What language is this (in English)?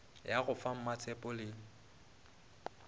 Northern Sotho